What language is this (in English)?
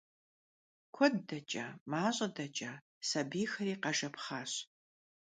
Kabardian